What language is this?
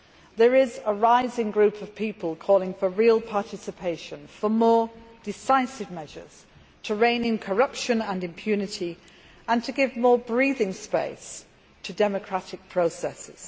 English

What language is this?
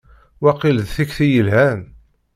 Kabyle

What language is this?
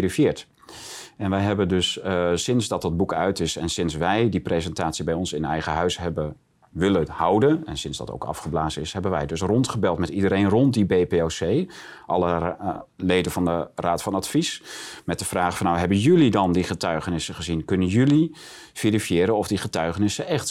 Dutch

